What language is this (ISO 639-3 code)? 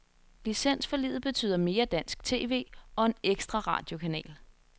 dan